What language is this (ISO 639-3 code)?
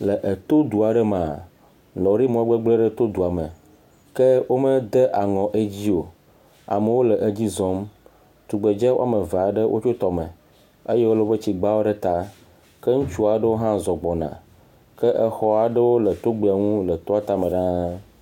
ewe